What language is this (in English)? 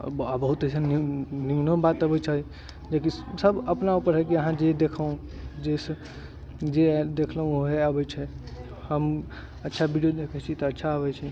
Maithili